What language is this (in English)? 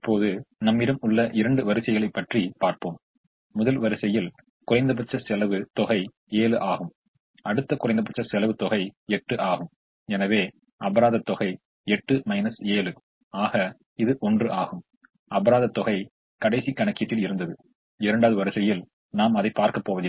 Tamil